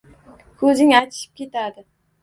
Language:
Uzbek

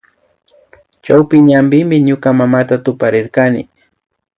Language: Imbabura Highland Quichua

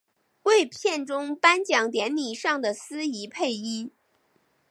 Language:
Chinese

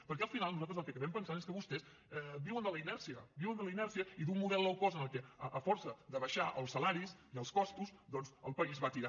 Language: Catalan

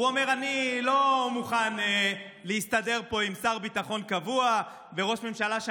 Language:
Hebrew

